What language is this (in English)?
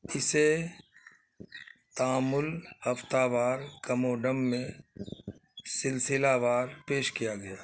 Urdu